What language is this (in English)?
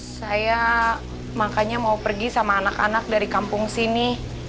Indonesian